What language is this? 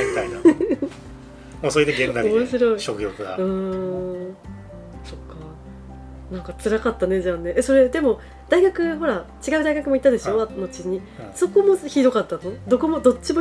Japanese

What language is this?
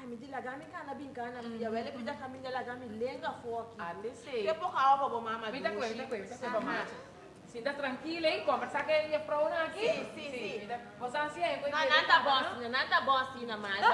Portuguese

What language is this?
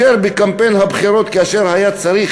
Hebrew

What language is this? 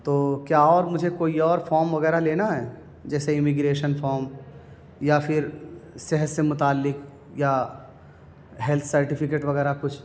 Urdu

